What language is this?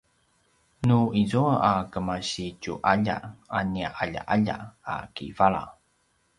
Paiwan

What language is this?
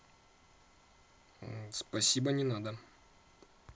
Russian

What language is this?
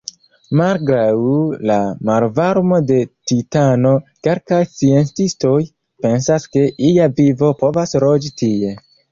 Esperanto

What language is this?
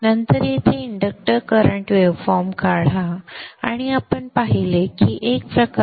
Marathi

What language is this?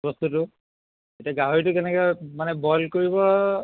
Assamese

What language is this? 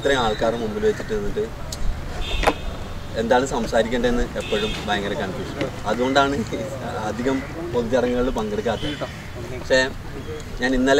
Romanian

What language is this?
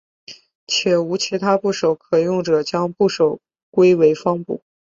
Chinese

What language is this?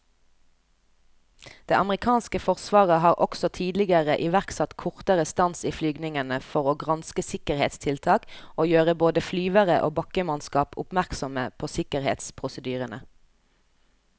Norwegian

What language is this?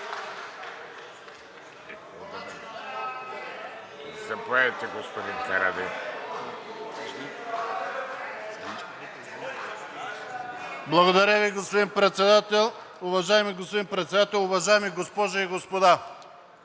Bulgarian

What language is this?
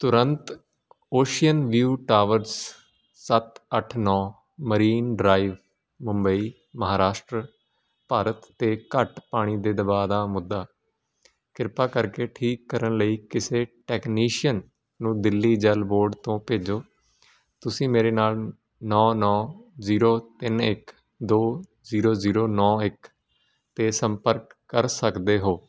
Punjabi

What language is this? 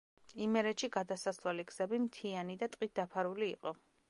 Georgian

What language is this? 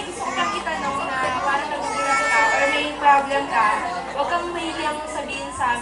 Filipino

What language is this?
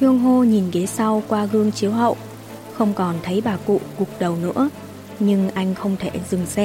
Vietnamese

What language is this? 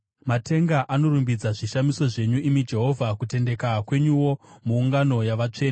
Shona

